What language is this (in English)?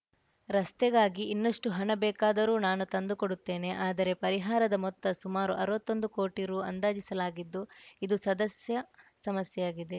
Kannada